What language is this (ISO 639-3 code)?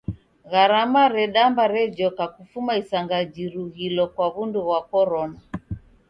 dav